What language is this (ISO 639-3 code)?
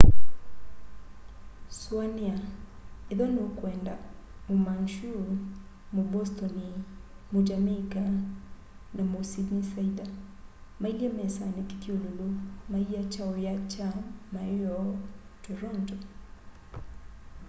kam